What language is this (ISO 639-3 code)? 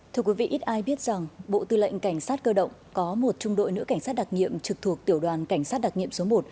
vie